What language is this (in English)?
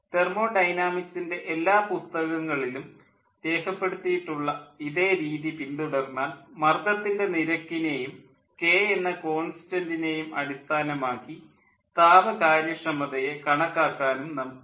Malayalam